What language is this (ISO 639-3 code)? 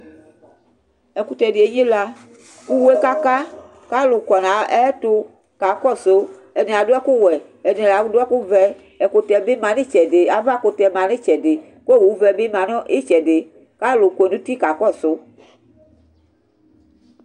kpo